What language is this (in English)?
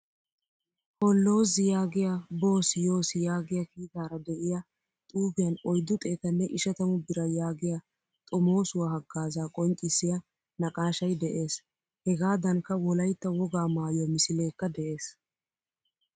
Wolaytta